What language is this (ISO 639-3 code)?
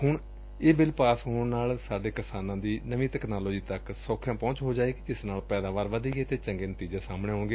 pan